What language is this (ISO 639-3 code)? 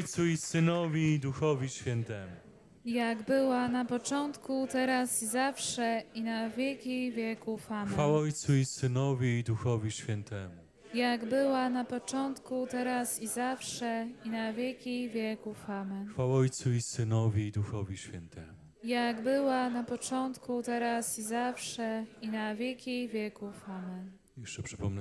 pol